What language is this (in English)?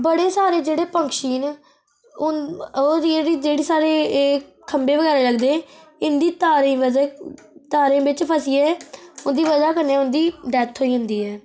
Dogri